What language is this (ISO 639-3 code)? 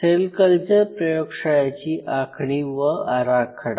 mar